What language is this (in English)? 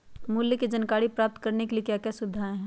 Magahi